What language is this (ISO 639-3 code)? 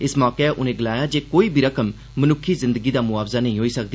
doi